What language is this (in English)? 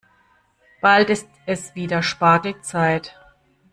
German